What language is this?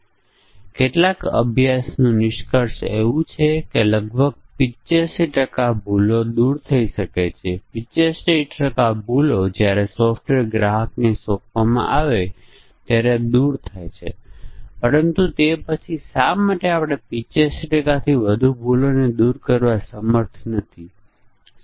Gujarati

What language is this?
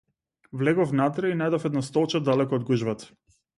Macedonian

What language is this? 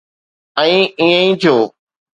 Sindhi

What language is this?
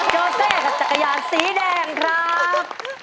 Thai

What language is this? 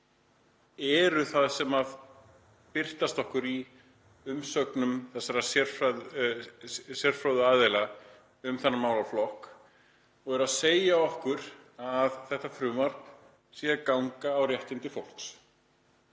Icelandic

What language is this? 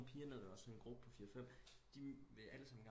Danish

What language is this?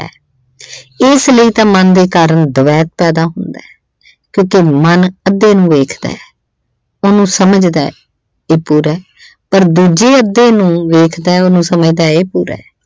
Punjabi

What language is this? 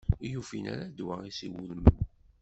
Kabyle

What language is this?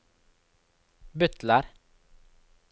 Norwegian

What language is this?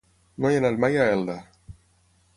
Catalan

